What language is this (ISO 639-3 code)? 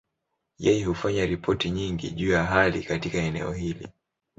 swa